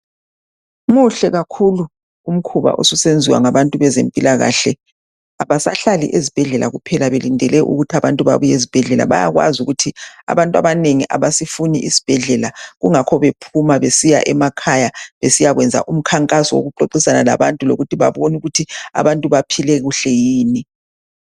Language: North Ndebele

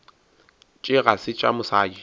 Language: Northern Sotho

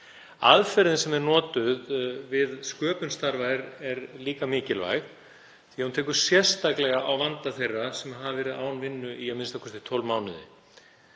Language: Icelandic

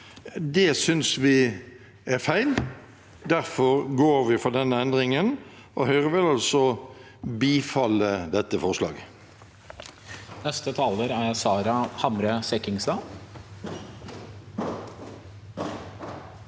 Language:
Norwegian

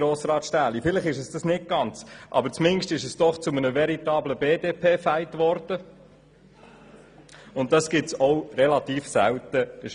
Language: Swiss German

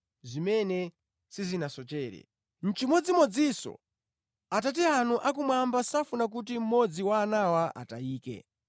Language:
Nyanja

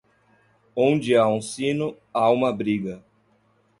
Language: Portuguese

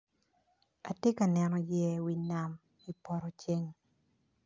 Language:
Acoli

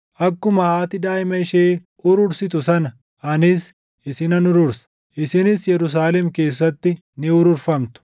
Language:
Oromo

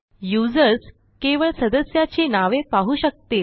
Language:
Marathi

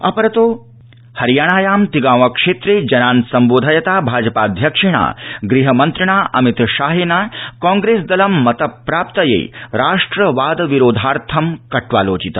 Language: Sanskrit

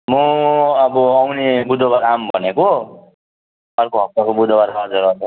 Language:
Nepali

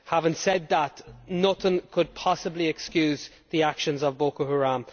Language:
English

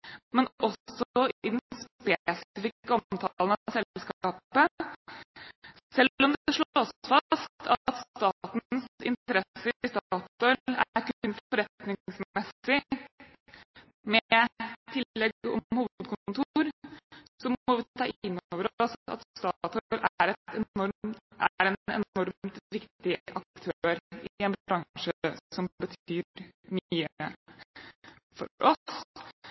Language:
Norwegian Bokmål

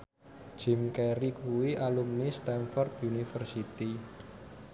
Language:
Javanese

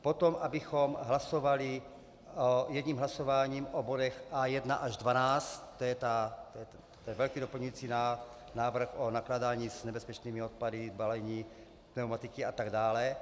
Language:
Czech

